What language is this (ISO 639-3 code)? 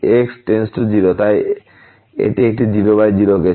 ben